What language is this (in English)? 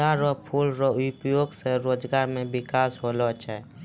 Maithili